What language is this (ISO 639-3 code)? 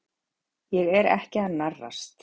isl